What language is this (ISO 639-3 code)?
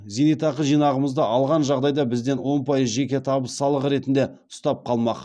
kaz